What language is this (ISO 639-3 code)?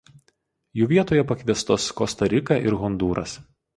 lit